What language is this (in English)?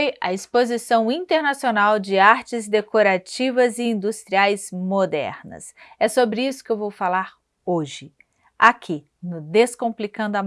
Portuguese